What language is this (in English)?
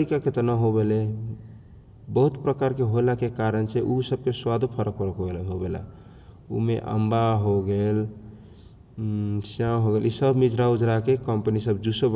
Kochila Tharu